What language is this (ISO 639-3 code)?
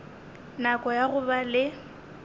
nso